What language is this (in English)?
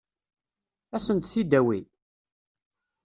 Kabyle